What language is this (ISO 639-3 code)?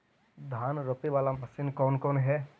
mag